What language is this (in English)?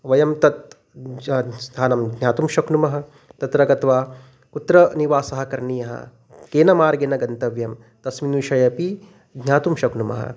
Sanskrit